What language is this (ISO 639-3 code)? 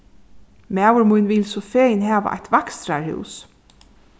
fao